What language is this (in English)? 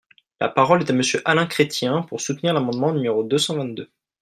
French